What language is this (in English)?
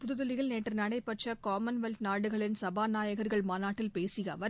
Tamil